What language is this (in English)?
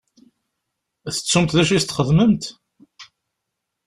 Kabyle